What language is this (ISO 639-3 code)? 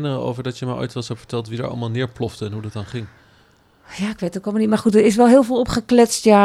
nld